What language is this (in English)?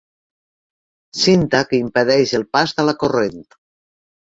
Catalan